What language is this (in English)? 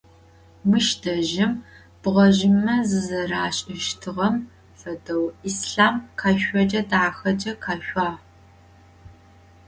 Adyghe